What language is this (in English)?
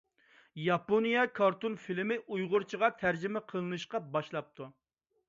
Uyghur